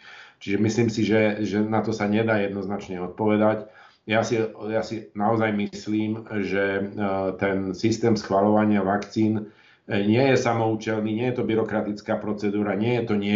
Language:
Slovak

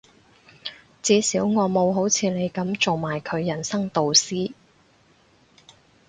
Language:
Cantonese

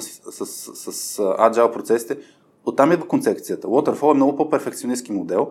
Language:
Bulgarian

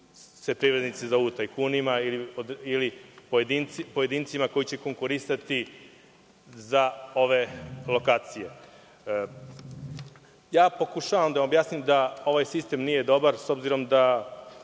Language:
Serbian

